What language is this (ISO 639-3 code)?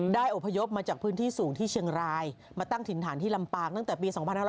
tha